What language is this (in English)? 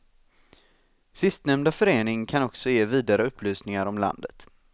Swedish